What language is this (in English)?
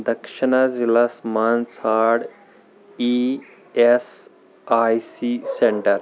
Kashmiri